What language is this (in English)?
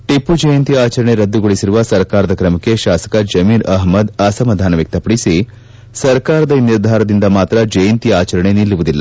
Kannada